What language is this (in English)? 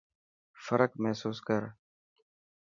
Dhatki